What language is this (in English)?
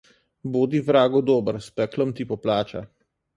Slovenian